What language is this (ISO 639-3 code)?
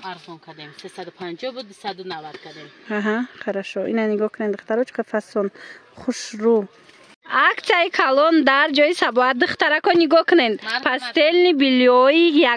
fas